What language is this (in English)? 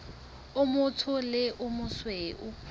Southern Sotho